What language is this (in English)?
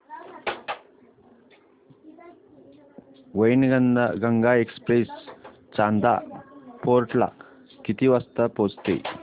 Marathi